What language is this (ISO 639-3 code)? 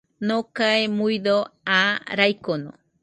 hux